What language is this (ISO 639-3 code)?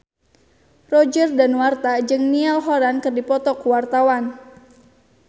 sun